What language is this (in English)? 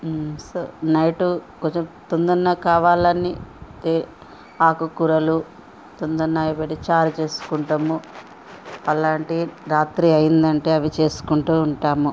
Telugu